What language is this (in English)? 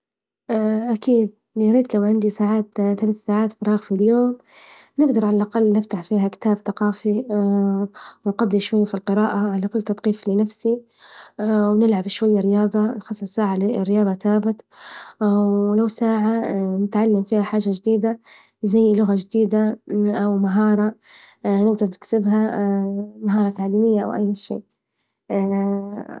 Libyan Arabic